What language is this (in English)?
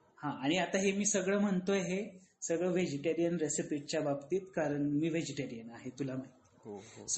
Marathi